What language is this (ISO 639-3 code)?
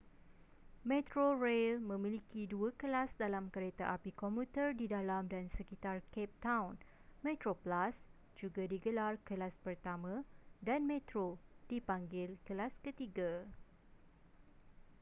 msa